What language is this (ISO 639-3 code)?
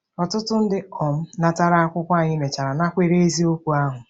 ibo